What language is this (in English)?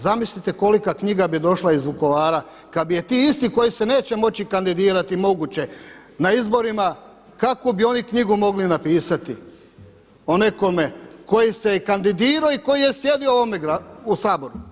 Croatian